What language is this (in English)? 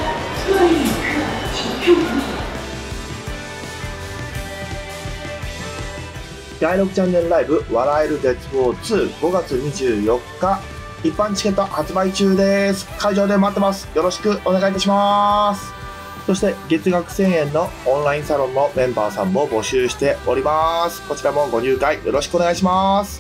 Japanese